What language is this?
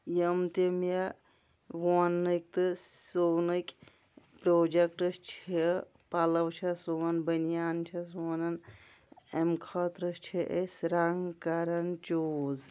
Kashmiri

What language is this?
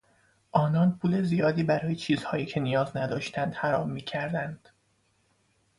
Persian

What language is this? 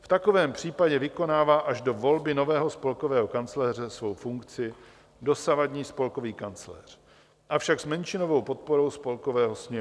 Czech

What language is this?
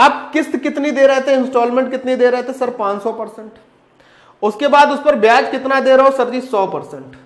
Hindi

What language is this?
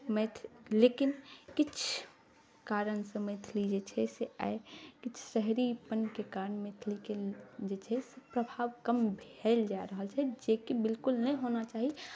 Maithili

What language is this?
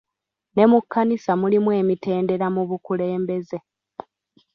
Ganda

